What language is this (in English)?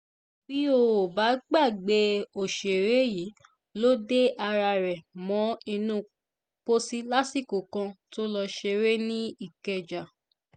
Yoruba